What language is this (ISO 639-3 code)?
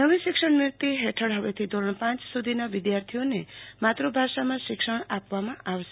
guj